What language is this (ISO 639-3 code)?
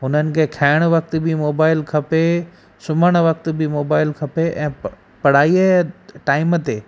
snd